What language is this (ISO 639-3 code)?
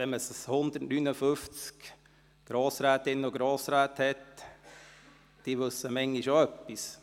gsw